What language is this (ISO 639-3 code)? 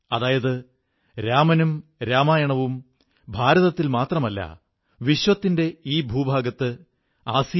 mal